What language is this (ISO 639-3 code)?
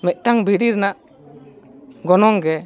sat